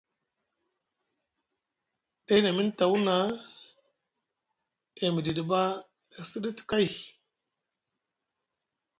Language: Musgu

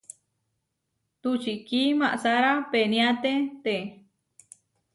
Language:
Huarijio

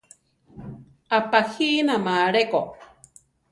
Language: Central Tarahumara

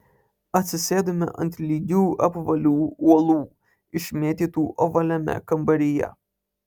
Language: Lithuanian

